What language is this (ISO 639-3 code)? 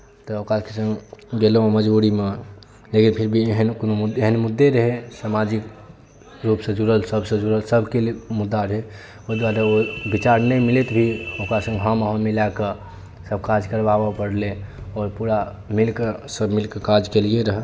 mai